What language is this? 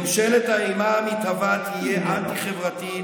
Hebrew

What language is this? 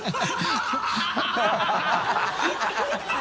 Japanese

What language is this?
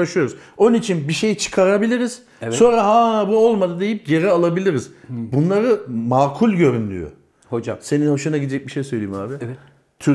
Turkish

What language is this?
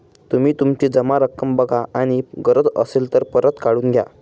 Marathi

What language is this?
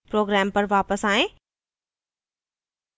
Hindi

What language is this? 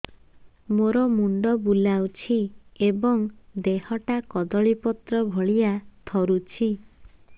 Odia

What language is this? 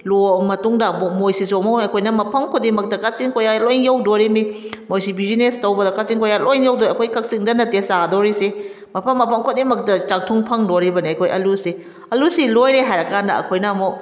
Manipuri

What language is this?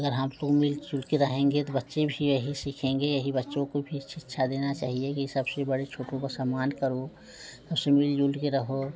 Hindi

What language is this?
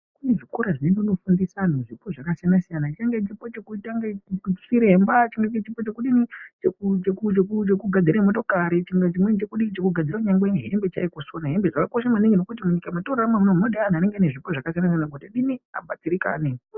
Ndau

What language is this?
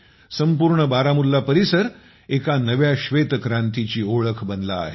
Marathi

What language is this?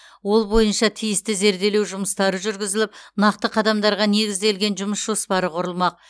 Kazakh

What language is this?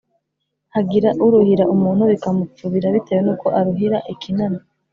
Kinyarwanda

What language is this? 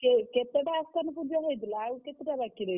Odia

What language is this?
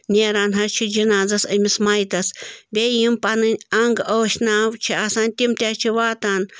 Kashmiri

